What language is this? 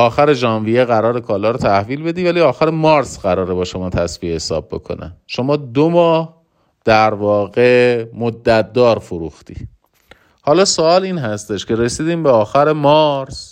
Persian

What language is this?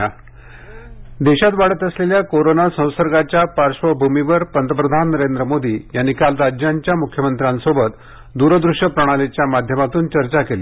Marathi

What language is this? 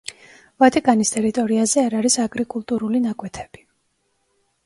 Georgian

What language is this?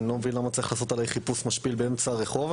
Hebrew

